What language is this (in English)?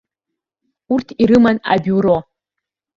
Abkhazian